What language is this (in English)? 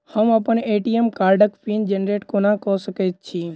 Maithili